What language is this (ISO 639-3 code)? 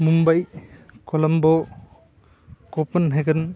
san